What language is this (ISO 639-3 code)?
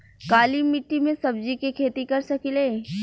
bho